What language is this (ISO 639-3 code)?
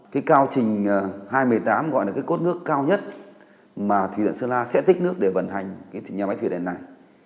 vie